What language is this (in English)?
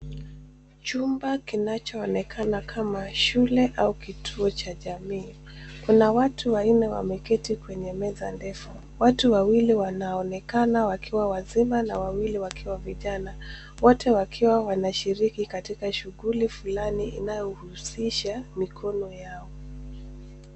Swahili